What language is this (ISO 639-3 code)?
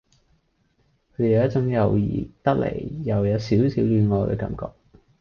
yue